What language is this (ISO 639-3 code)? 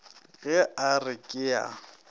nso